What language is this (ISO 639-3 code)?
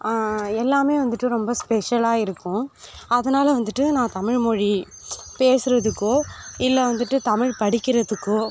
tam